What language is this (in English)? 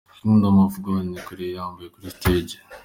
Kinyarwanda